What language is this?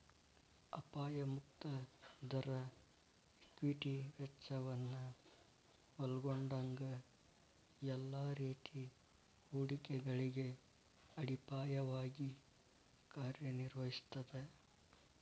Kannada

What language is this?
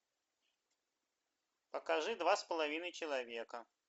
Russian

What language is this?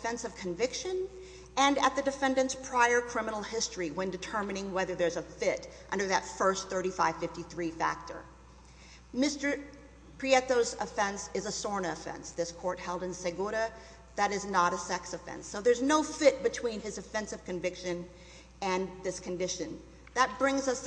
English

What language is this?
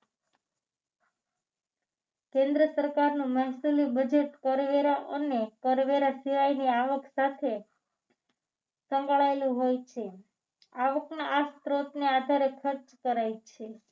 Gujarati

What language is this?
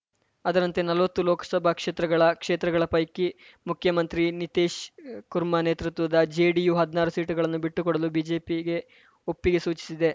Kannada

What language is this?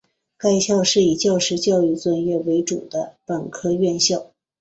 Chinese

